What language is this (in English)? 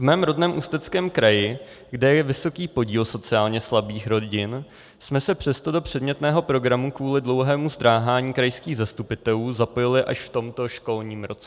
Czech